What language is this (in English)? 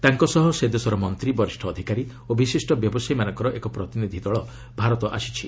Odia